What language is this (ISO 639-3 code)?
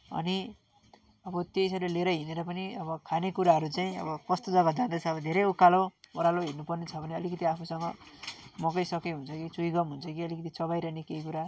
nep